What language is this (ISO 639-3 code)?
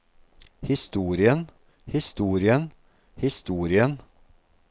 nor